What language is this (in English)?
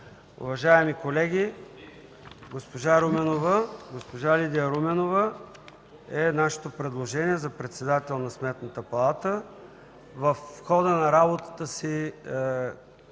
Bulgarian